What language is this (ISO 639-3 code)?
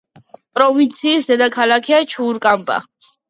kat